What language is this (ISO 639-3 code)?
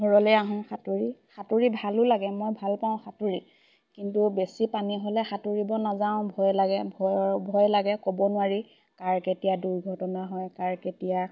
asm